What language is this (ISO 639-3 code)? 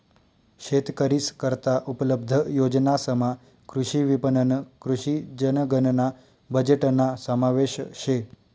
mar